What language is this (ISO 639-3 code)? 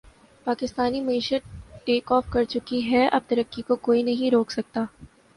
urd